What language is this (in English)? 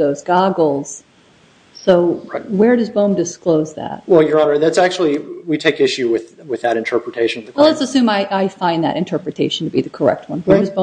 English